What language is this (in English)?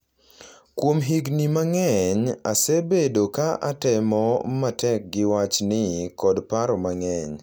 Luo (Kenya and Tanzania)